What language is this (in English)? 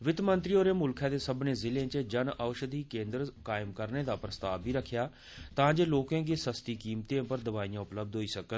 Dogri